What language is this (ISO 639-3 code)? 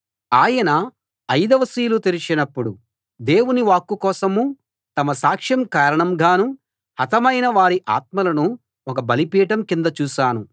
tel